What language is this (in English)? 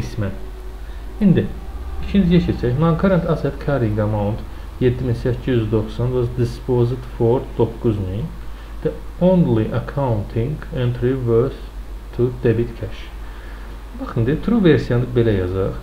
Turkish